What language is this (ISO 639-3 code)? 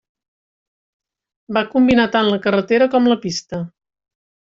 cat